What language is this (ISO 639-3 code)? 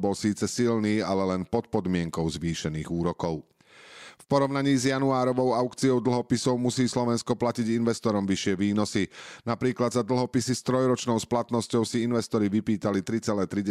slk